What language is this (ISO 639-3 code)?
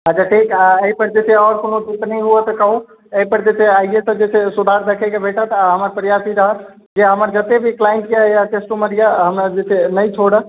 mai